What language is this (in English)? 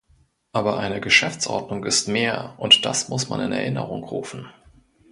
German